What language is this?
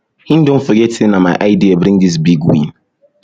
Nigerian Pidgin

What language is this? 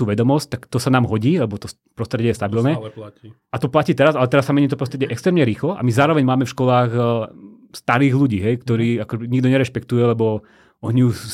Slovak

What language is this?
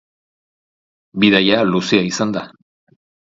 Basque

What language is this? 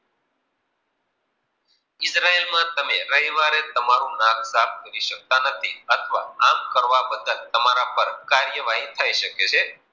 Gujarati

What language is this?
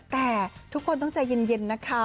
Thai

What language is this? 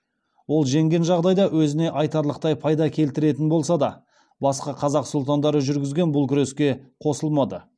Kazakh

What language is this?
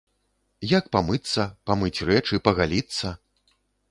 Belarusian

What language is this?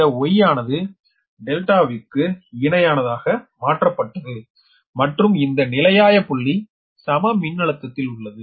Tamil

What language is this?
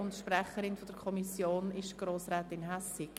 Swiss German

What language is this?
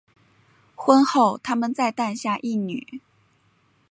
Chinese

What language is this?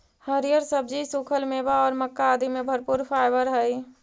Magahi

